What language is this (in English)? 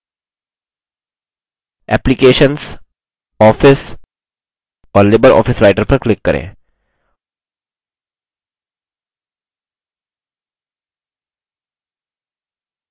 Hindi